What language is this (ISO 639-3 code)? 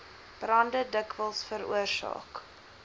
afr